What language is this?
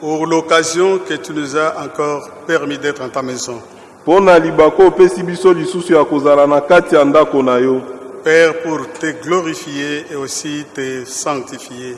French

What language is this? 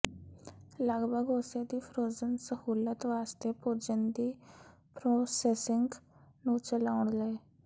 Punjabi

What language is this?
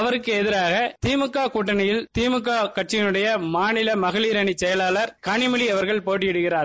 Tamil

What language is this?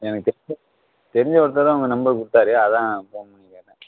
Tamil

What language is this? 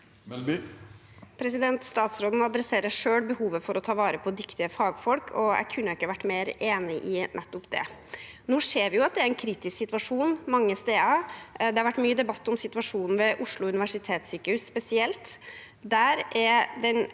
Norwegian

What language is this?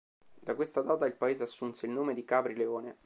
Italian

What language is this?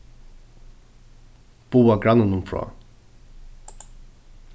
Faroese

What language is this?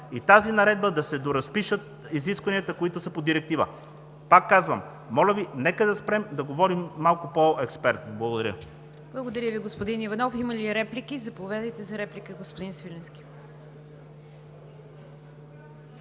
Bulgarian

